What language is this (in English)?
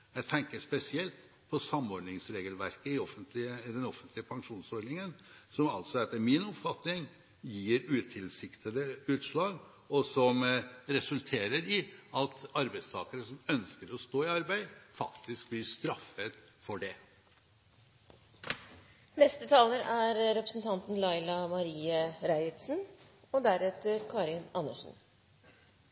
Norwegian